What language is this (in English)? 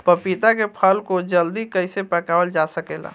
Bhojpuri